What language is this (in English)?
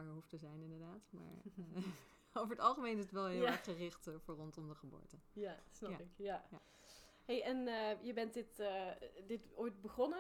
Dutch